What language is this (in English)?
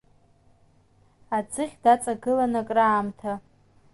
Abkhazian